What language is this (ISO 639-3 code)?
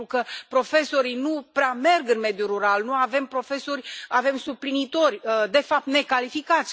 ron